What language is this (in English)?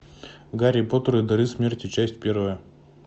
Russian